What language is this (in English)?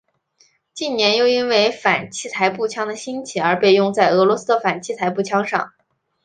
Chinese